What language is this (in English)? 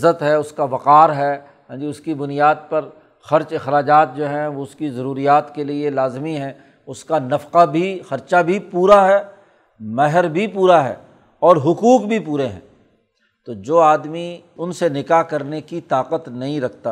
Urdu